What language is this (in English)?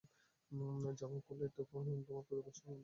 Bangla